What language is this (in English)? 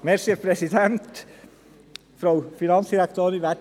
Swiss German